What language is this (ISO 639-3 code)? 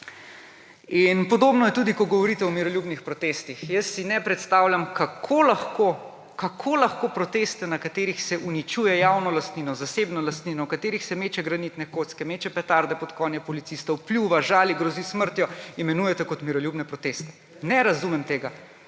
slv